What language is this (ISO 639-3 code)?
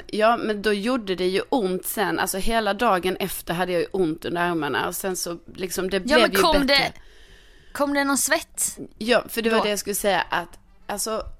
swe